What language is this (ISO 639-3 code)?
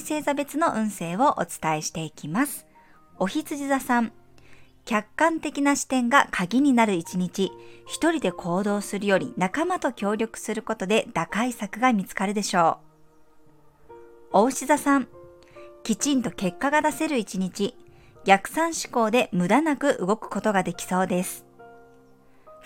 jpn